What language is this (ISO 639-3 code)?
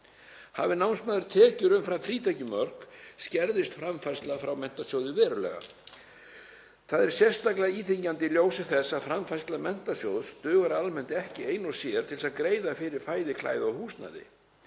isl